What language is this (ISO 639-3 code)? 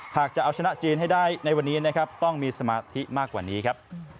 tha